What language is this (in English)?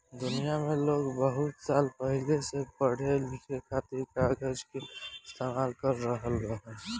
Bhojpuri